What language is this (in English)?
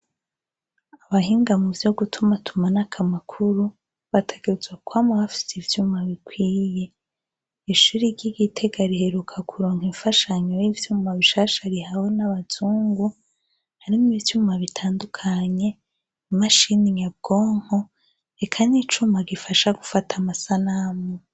Rundi